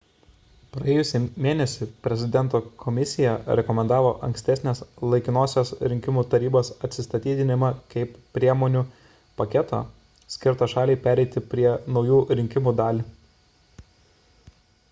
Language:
Lithuanian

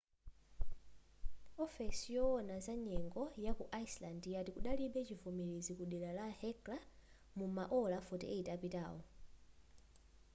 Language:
Nyanja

